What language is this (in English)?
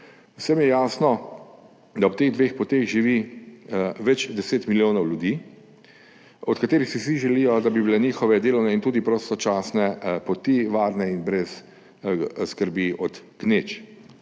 Slovenian